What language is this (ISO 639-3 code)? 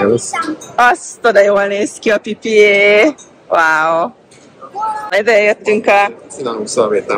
hun